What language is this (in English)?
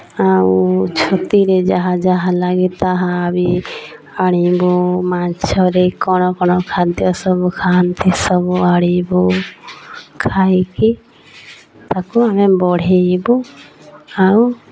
Odia